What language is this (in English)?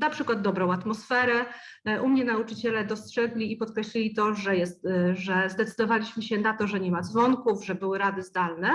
Polish